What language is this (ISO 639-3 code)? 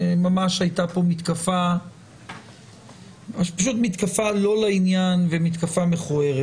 heb